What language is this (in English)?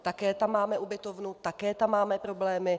Czech